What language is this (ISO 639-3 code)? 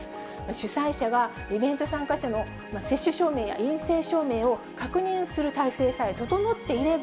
jpn